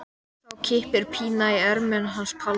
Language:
Icelandic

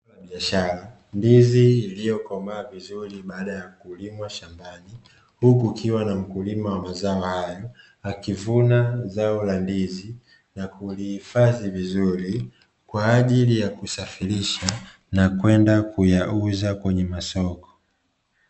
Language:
Swahili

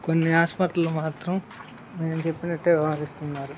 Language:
Telugu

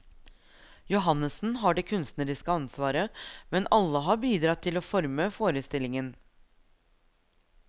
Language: Norwegian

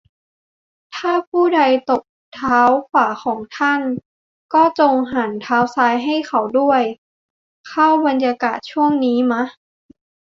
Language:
Thai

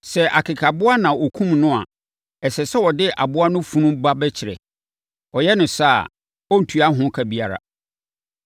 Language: Akan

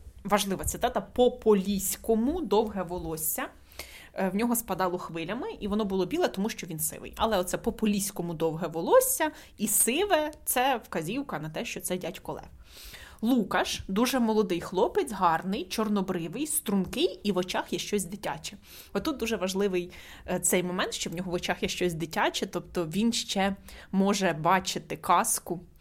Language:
Ukrainian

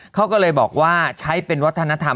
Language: Thai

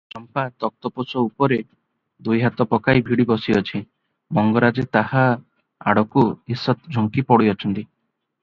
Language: Odia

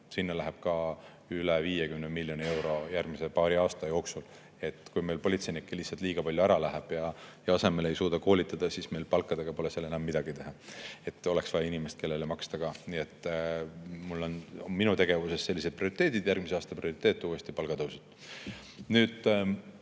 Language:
Estonian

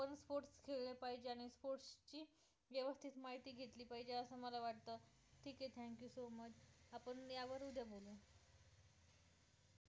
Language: Marathi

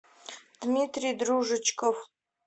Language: Russian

